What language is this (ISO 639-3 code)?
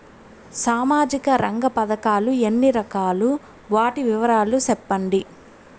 tel